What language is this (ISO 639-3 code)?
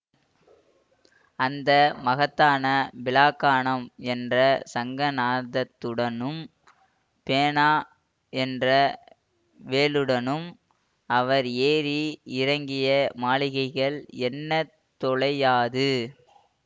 tam